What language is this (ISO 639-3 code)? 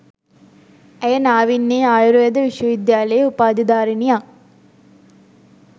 sin